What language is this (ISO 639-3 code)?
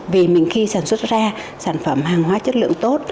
vie